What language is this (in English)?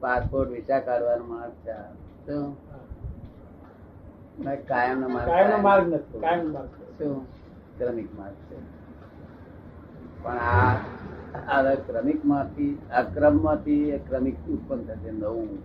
Gujarati